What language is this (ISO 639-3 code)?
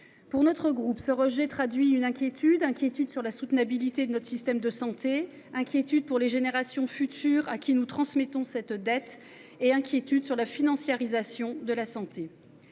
fra